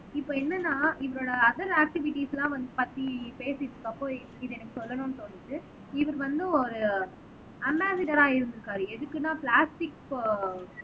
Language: Tamil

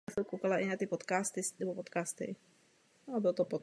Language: Czech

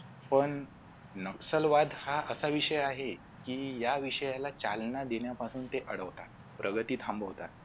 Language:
Marathi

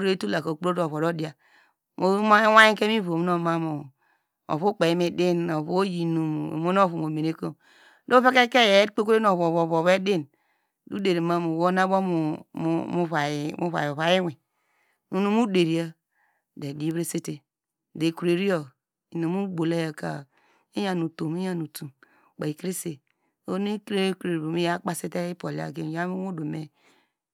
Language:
Degema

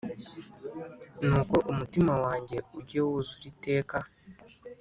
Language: Kinyarwanda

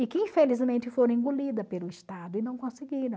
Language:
Portuguese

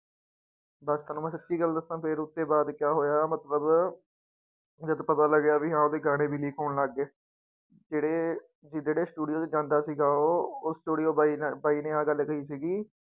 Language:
Punjabi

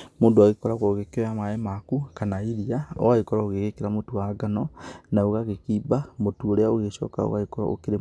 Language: Kikuyu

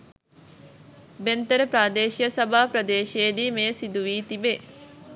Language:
Sinhala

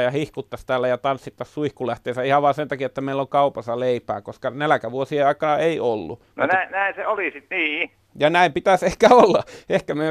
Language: Finnish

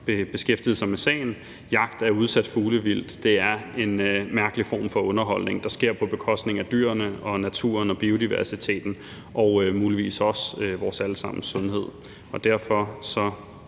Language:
Danish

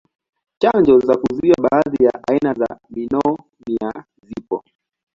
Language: Swahili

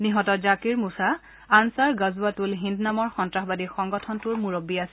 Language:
Assamese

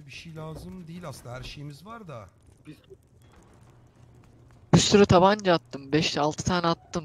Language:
Turkish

